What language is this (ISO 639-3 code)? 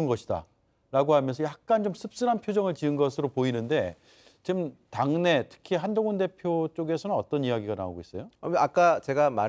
kor